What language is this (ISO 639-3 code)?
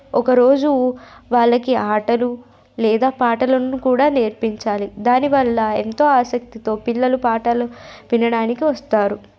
tel